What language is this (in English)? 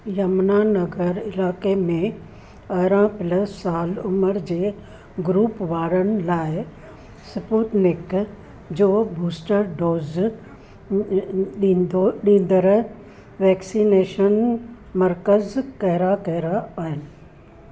Sindhi